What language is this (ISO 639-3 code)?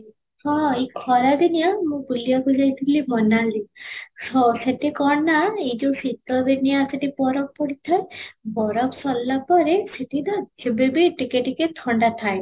ori